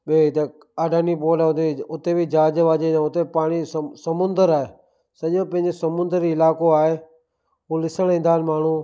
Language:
Sindhi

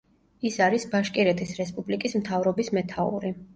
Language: Georgian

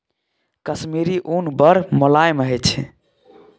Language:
Maithili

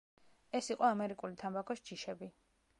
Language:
Georgian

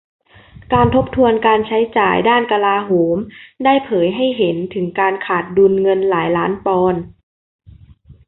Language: Thai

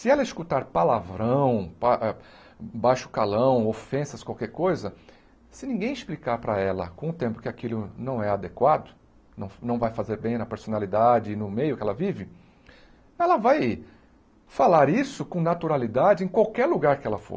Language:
Portuguese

